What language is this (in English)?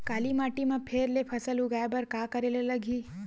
Chhattisgarhi